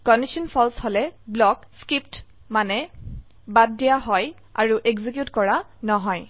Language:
Assamese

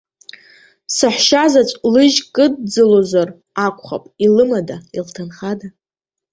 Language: Abkhazian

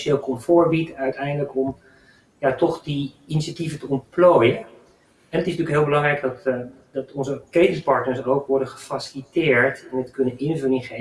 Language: Dutch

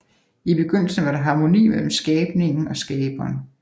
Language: Danish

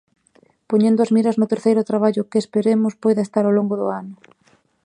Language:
Galician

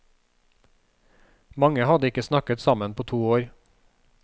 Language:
Norwegian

